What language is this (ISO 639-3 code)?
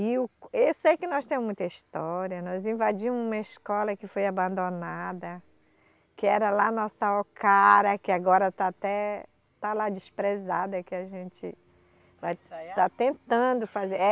por